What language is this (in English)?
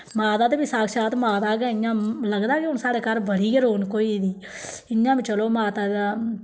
Dogri